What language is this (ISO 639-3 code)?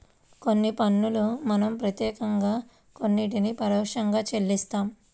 tel